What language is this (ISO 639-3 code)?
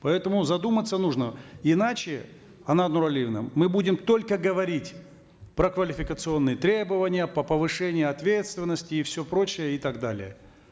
kaz